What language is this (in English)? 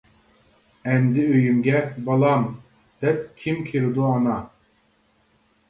Uyghur